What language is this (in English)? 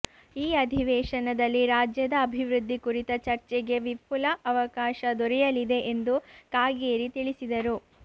Kannada